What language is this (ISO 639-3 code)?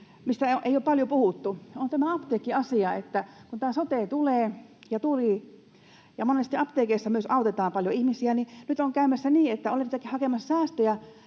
fin